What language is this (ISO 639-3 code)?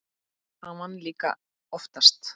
isl